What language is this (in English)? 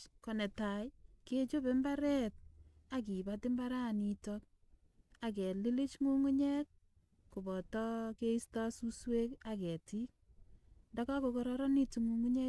Kalenjin